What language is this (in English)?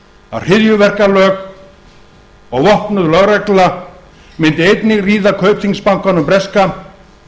Icelandic